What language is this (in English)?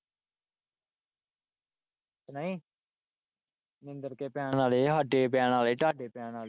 Punjabi